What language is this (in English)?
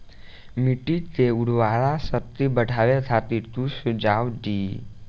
Bhojpuri